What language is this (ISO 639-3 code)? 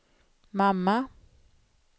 swe